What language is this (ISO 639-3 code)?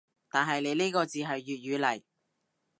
yue